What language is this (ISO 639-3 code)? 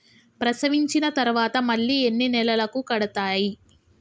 tel